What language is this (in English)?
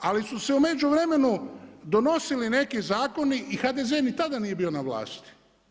Croatian